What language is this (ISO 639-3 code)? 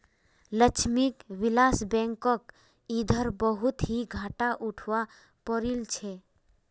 mag